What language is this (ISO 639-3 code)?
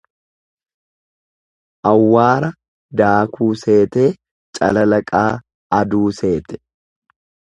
orm